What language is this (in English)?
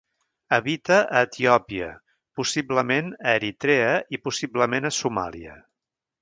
Catalan